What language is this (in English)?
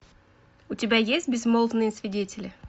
Russian